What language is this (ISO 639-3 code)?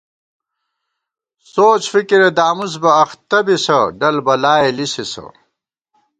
gwt